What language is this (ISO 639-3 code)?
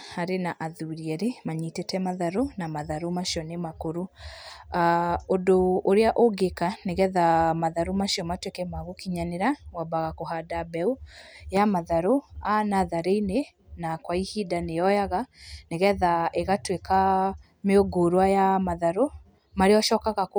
kik